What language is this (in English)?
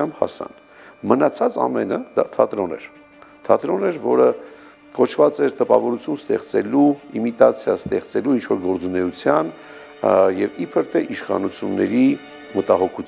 Turkish